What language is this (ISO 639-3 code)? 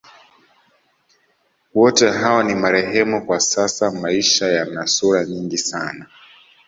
swa